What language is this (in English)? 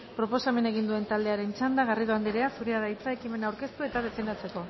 Basque